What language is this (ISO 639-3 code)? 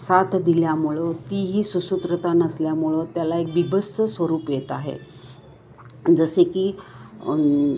mar